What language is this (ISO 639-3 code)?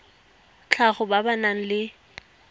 tsn